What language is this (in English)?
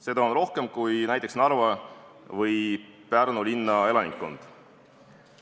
Estonian